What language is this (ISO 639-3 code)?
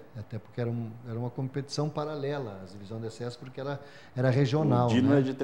por